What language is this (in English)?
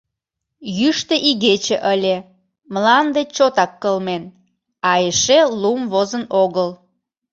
Mari